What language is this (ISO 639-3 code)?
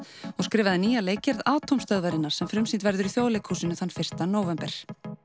isl